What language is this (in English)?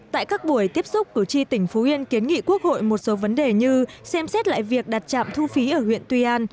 Vietnamese